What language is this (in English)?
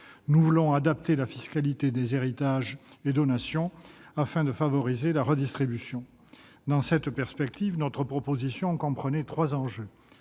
French